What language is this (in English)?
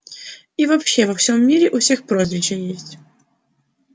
Russian